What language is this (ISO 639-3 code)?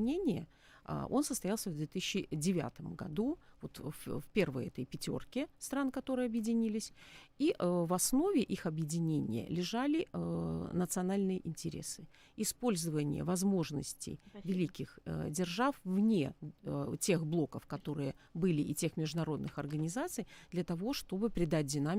rus